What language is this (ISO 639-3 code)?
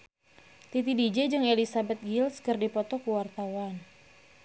sun